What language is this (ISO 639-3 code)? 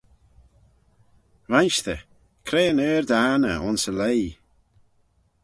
glv